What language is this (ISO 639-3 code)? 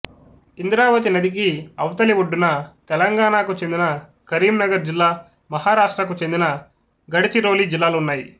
tel